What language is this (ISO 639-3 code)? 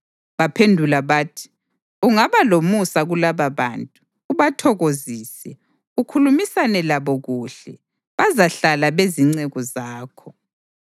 nde